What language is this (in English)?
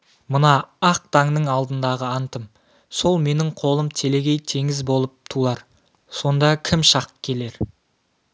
Kazakh